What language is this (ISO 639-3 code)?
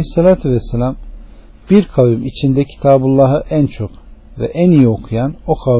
tur